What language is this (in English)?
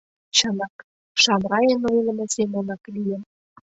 Mari